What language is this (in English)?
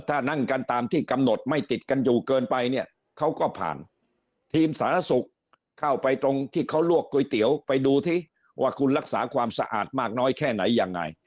Thai